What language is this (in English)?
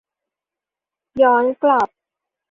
Thai